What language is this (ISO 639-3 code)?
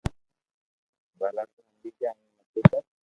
lrk